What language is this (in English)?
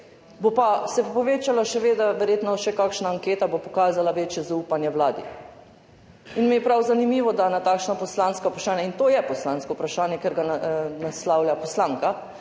Slovenian